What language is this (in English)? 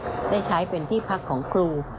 Thai